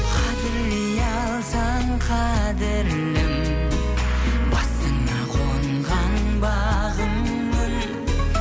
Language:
Kazakh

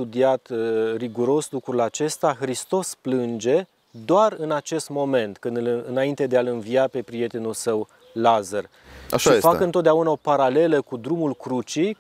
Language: Romanian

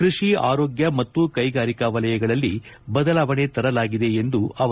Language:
Kannada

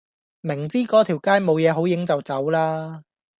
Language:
Cantonese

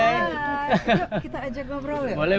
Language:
Indonesian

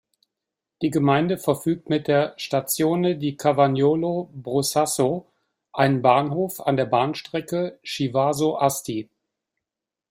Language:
German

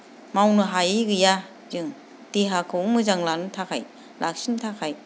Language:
Bodo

